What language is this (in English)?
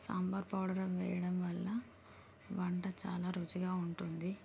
Telugu